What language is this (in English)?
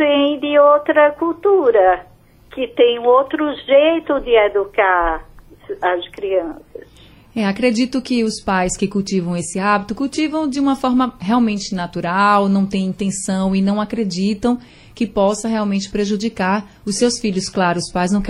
Portuguese